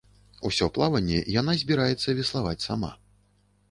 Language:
Belarusian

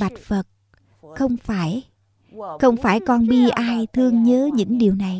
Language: Vietnamese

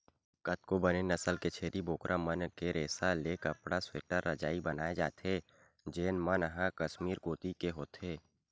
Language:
Chhattisgarhi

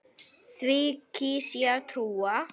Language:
Icelandic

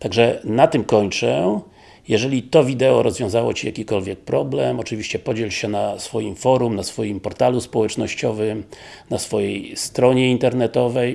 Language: Polish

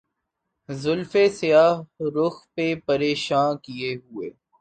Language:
Urdu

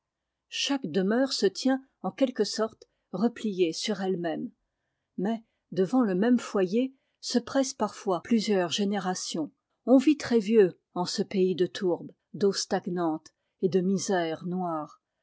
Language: French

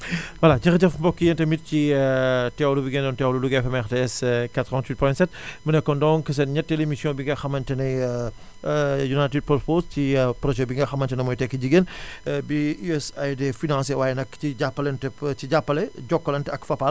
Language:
Wolof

